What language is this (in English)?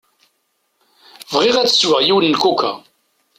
Kabyle